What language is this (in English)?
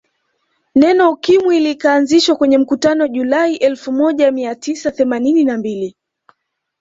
Swahili